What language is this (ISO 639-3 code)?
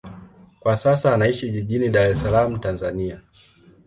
swa